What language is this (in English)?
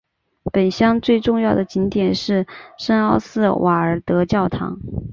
Chinese